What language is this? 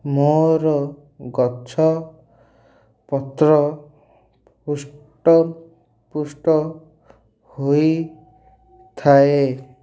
Odia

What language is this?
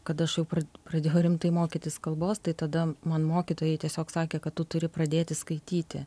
Lithuanian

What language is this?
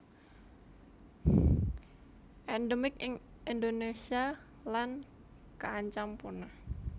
Javanese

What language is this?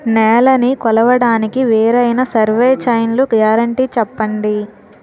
Telugu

